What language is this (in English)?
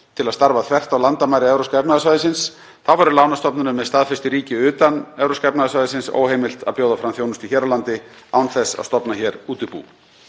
Icelandic